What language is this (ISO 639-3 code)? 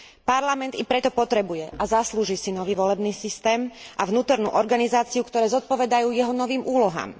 slk